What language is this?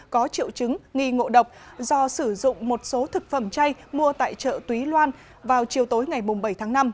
Vietnamese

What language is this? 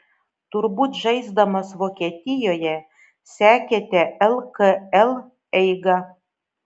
Lithuanian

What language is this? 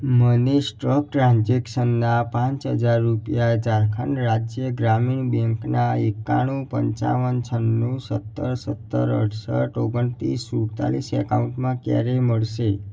Gujarati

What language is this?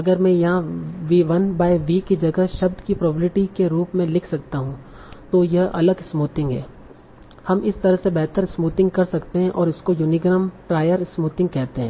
Hindi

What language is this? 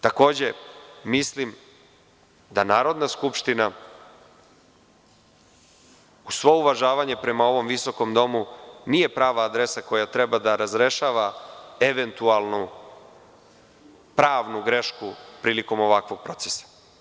Serbian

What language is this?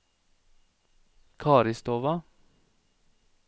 Norwegian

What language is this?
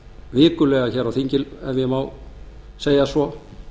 Icelandic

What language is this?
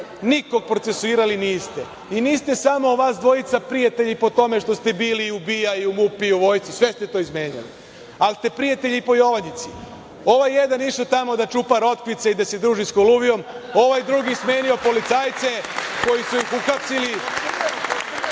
Serbian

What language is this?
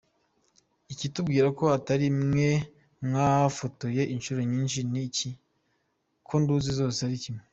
Kinyarwanda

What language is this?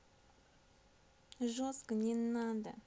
Russian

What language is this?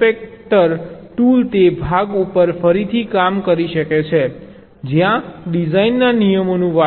Gujarati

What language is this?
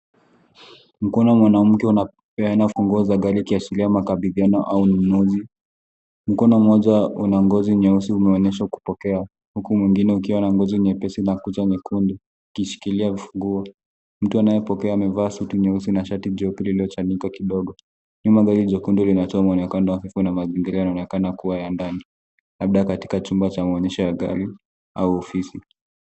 Swahili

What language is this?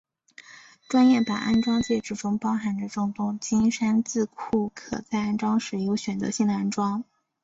Chinese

